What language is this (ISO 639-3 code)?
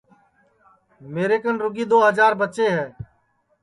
ssi